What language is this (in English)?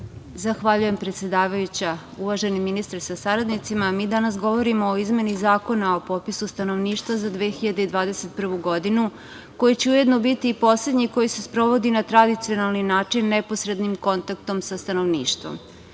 Serbian